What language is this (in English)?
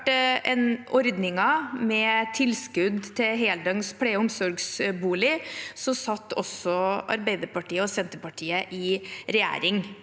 Norwegian